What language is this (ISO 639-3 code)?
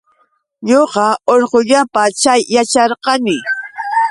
qux